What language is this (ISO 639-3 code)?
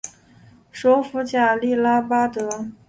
zho